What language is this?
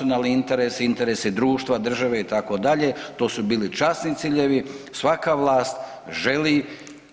Croatian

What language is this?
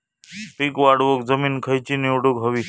Marathi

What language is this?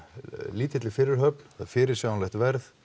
Icelandic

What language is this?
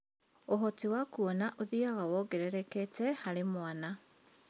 Kikuyu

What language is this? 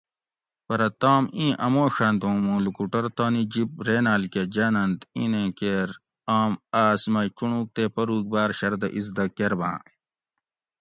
Gawri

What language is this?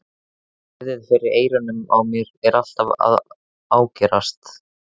Icelandic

